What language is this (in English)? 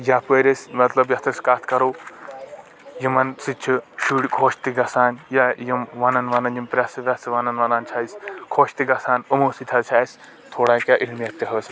Kashmiri